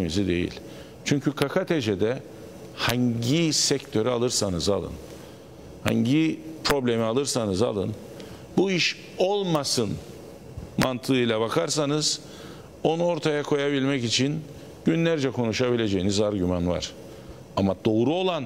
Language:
Turkish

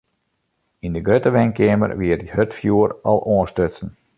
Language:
Western Frisian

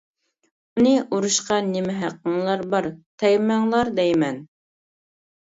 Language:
Uyghur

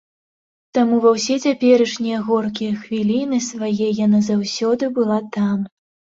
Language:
Belarusian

